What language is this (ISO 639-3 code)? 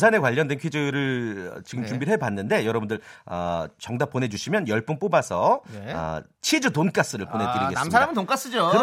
kor